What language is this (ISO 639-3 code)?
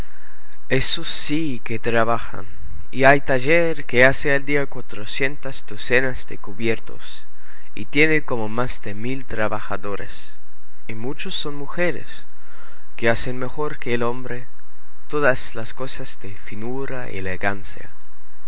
spa